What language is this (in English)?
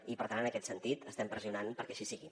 Catalan